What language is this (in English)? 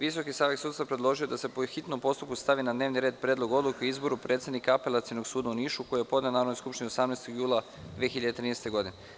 Serbian